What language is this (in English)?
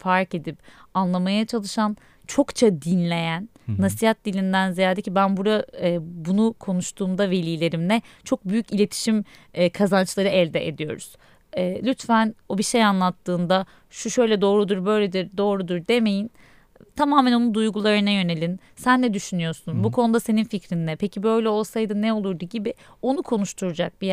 Turkish